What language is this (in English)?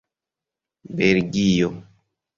Esperanto